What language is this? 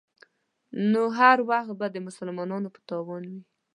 Pashto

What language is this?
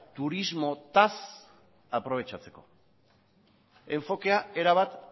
Basque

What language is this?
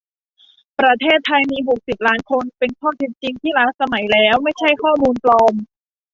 Thai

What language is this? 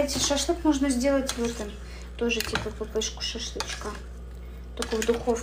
Russian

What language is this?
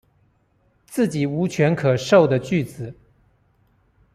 Chinese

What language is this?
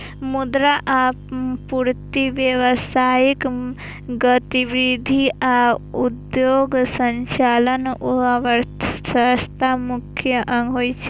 Maithili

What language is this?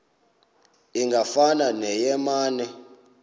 Xhosa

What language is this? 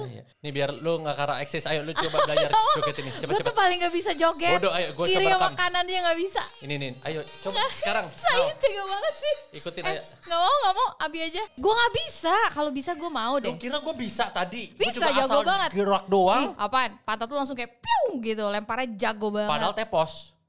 Indonesian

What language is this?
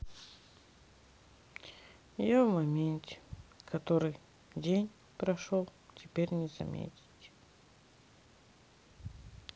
Russian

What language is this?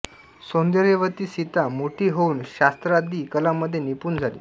Marathi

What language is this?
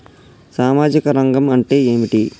Telugu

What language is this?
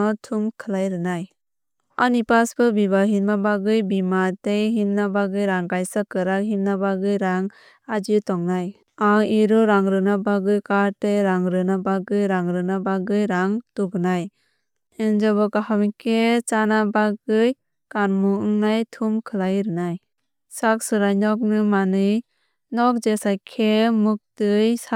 Kok Borok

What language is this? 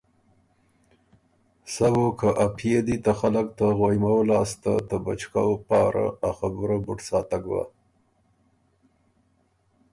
Ormuri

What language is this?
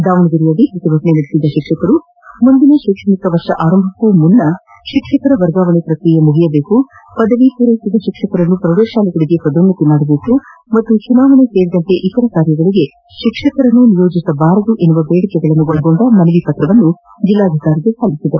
Kannada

